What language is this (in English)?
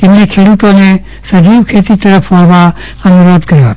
Gujarati